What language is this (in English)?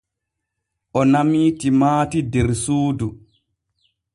Borgu Fulfulde